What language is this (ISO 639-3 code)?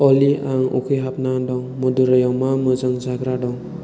brx